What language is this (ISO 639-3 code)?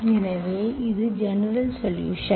tam